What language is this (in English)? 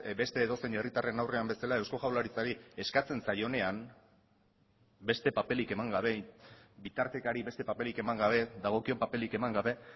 Basque